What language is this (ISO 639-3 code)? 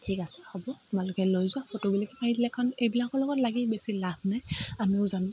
asm